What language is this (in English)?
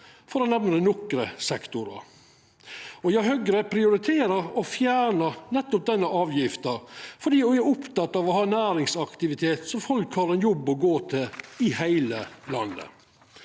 Norwegian